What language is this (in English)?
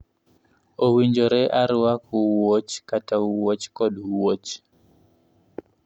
Luo (Kenya and Tanzania)